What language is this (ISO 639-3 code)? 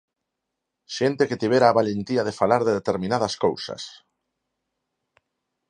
glg